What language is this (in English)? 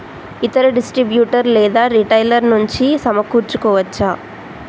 Telugu